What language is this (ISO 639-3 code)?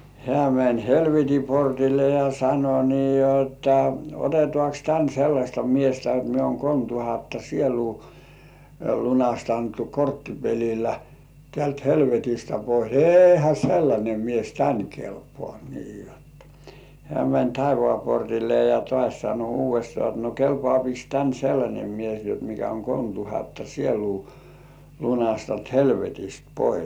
fin